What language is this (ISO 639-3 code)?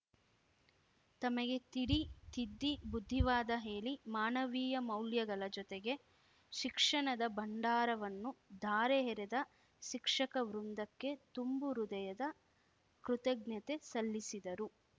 kan